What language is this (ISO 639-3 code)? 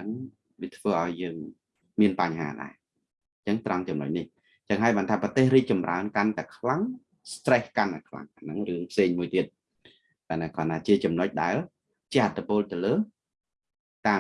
vie